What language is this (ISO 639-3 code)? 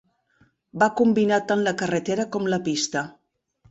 cat